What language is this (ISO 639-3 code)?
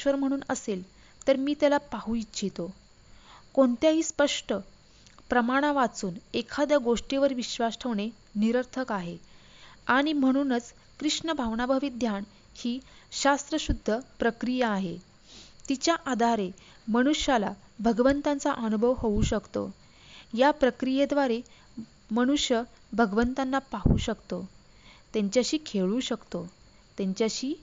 mar